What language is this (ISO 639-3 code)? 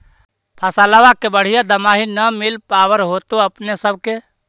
mag